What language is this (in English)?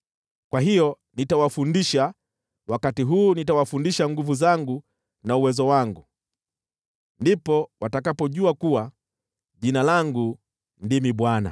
Swahili